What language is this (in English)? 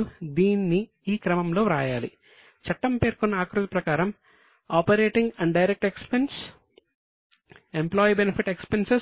Telugu